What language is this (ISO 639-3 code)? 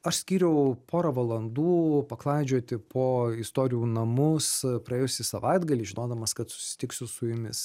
lit